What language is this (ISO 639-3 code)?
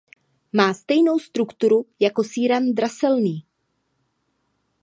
ces